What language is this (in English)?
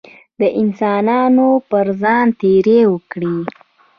Pashto